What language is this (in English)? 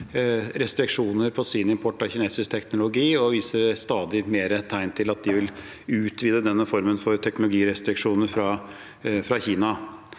Norwegian